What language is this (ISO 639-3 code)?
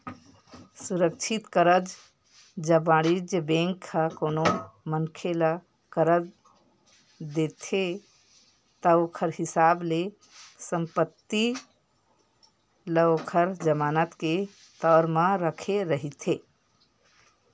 hne